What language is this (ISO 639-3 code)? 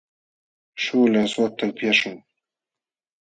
qxw